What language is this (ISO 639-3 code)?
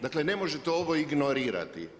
hrv